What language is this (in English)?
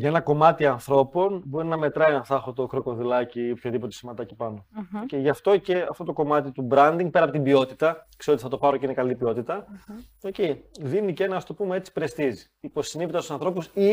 Greek